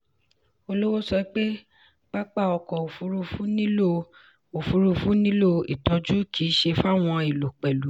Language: Yoruba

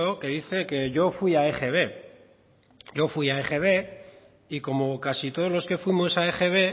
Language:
Spanish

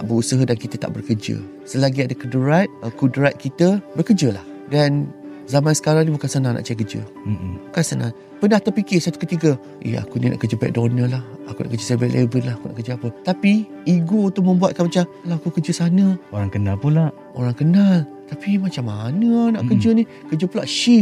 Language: Malay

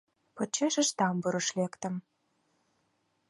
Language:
Mari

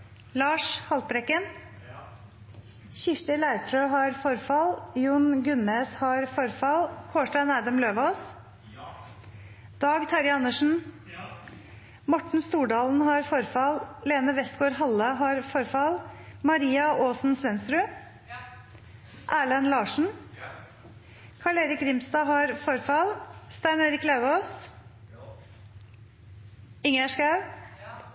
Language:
Norwegian Nynorsk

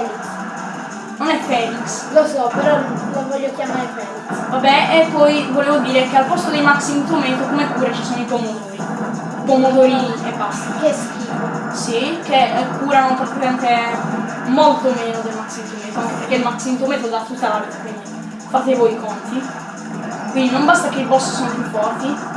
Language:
Italian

